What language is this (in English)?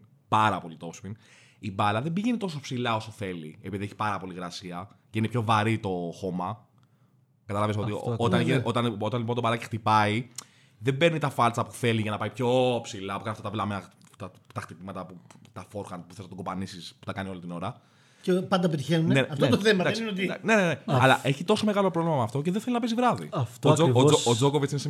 Greek